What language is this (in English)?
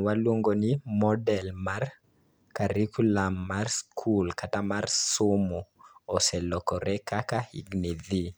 Luo (Kenya and Tanzania)